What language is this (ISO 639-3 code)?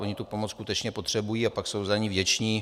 ces